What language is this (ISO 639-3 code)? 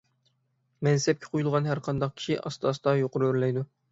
uig